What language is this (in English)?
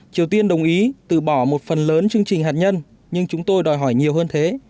Vietnamese